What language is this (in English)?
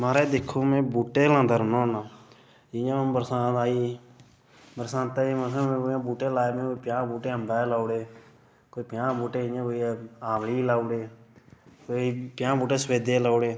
Dogri